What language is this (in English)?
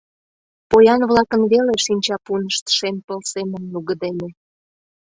Mari